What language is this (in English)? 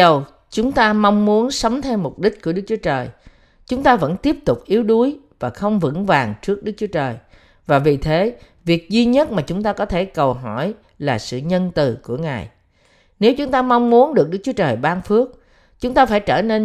Vietnamese